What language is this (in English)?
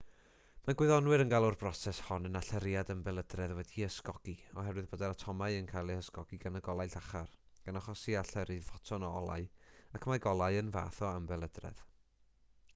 Welsh